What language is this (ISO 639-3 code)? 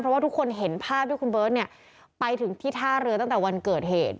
tha